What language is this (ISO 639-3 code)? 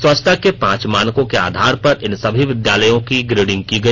hin